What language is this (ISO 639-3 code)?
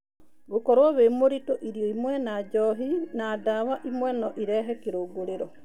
kik